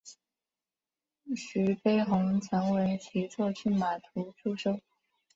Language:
Chinese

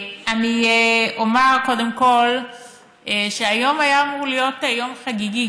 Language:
Hebrew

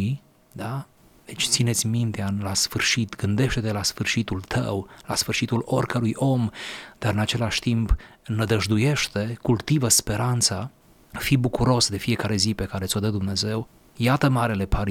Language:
Romanian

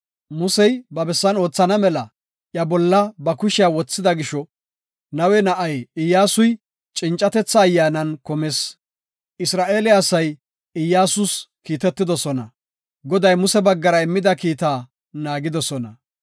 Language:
Gofa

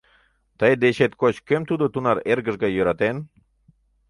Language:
Mari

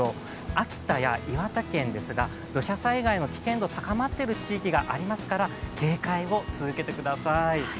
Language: Japanese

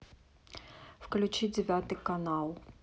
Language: Russian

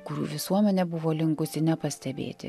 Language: Lithuanian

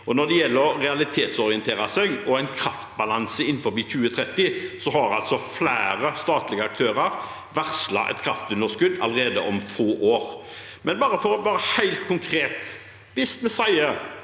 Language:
Norwegian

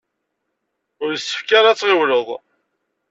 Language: Kabyle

